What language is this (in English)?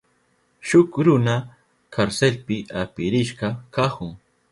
Southern Pastaza Quechua